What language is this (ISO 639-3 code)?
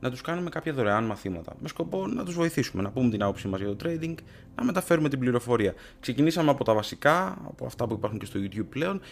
ell